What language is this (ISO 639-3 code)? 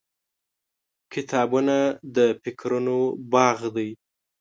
pus